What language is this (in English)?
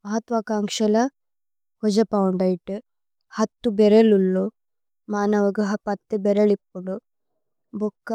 Tulu